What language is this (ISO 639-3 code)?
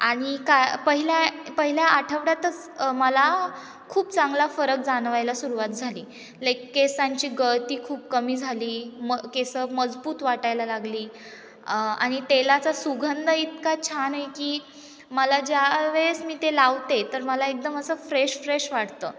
mar